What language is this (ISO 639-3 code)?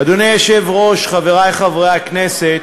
heb